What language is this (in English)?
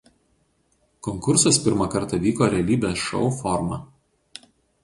Lithuanian